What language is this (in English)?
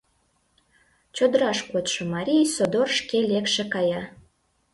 Mari